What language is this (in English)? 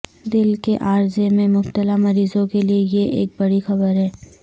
Urdu